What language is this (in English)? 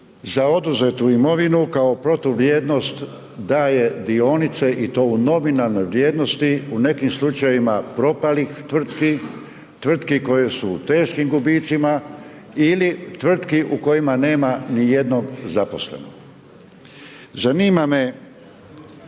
Croatian